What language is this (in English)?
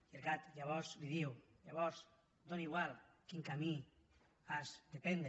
Catalan